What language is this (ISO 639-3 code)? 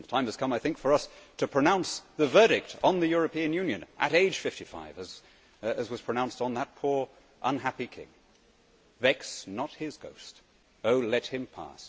eng